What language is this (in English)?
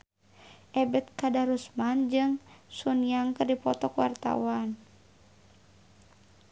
Sundanese